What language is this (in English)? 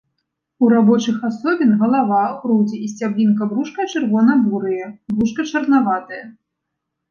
Belarusian